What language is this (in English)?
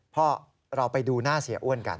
Thai